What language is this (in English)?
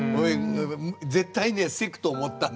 Japanese